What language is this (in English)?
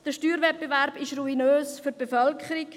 Swiss German